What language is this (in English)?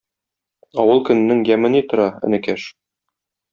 Tatar